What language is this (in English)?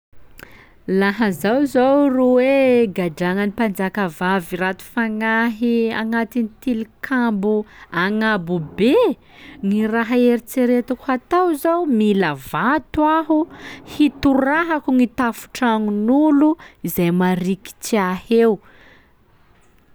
Sakalava Malagasy